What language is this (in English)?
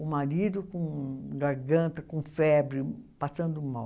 Portuguese